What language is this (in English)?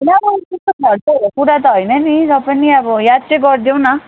Nepali